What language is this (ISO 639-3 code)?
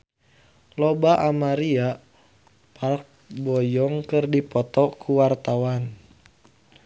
sun